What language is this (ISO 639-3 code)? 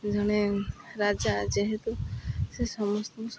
ori